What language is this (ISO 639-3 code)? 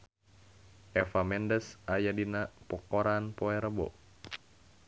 sun